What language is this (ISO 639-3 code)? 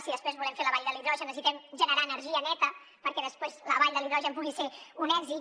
cat